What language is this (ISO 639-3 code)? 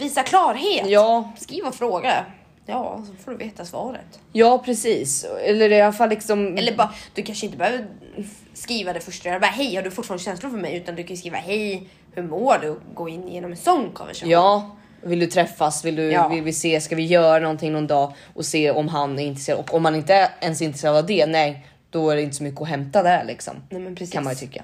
swe